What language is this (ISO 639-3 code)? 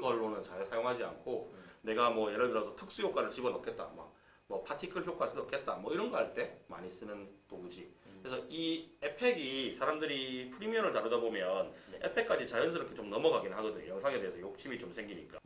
kor